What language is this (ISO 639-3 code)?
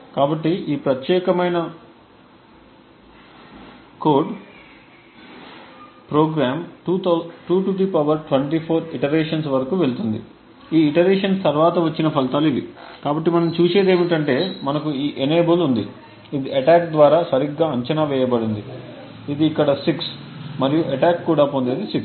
tel